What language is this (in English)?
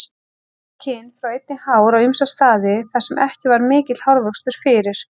Icelandic